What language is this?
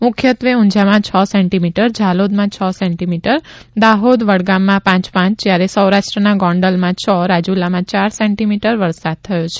Gujarati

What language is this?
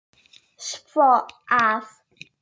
Icelandic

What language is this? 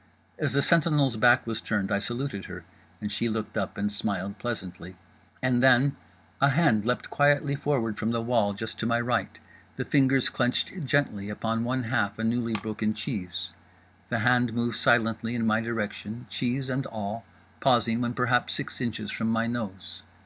English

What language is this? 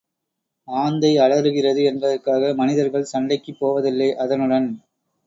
Tamil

